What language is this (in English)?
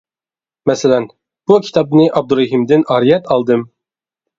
Uyghur